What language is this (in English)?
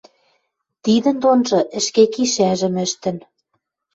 Western Mari